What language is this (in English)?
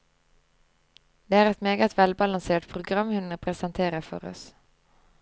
Norwegian